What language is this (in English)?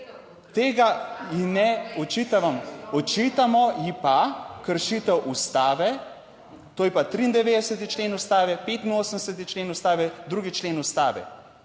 Slovenian